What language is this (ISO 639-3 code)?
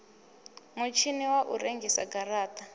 ven